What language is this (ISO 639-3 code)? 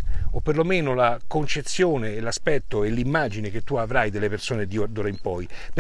ita